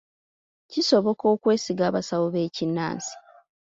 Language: Ganda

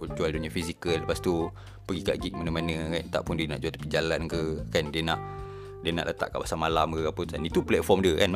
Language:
Malay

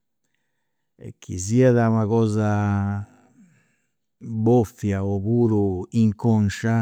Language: Campidanese Sardinian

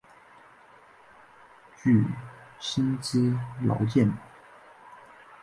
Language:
Chinese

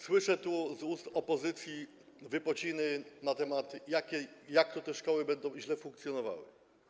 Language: Polish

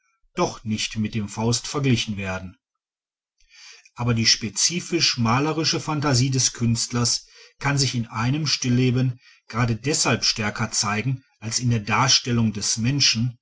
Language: German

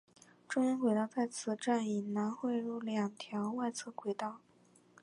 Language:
Chinese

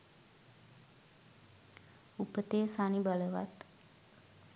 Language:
Sinhala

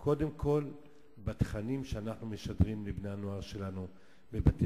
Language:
Hebrew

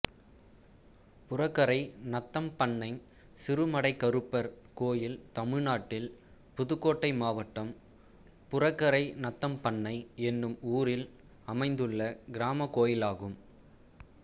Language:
Tamil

